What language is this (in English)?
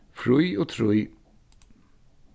Faroese